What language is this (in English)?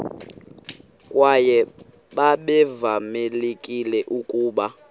Xhosa